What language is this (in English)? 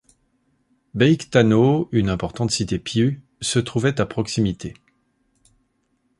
French